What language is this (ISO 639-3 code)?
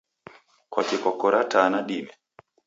dav